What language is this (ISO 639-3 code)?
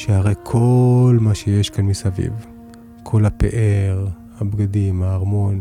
heb